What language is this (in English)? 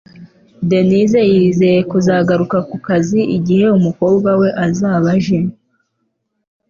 Kinyarwanda